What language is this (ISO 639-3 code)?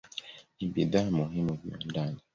swa